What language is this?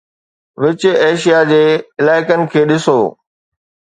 Sindhi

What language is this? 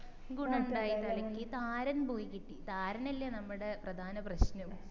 Malayalam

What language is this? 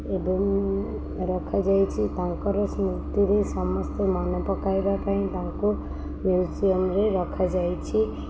Odia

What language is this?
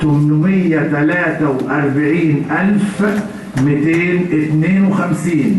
Arabic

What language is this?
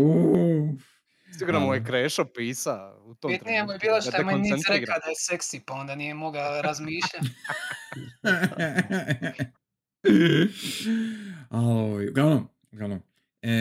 Croatian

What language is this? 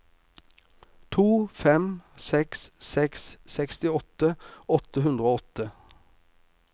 Norwegian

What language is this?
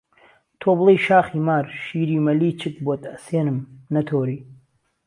Central Kurdish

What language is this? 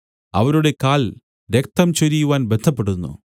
Malayalam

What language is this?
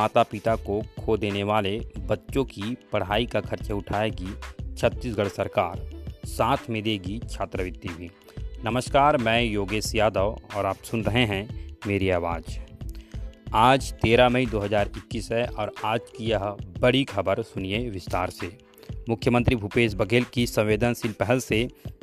Hindi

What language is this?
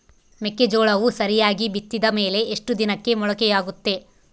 Kannada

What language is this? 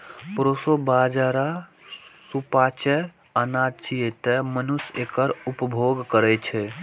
Maithili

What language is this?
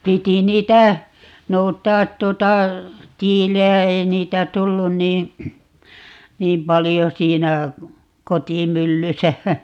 Finnish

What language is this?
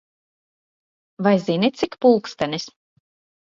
Latvian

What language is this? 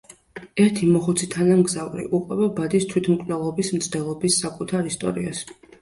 Georgian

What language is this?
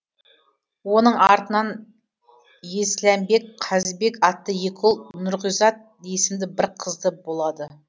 Kazakh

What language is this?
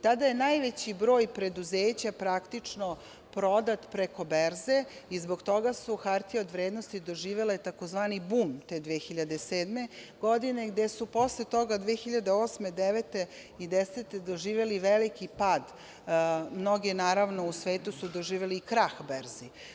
Serbian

